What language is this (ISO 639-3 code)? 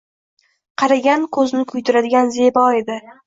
uzb